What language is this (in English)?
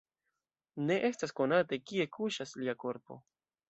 Esperanto